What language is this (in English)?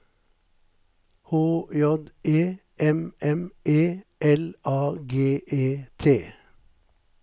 Norwegian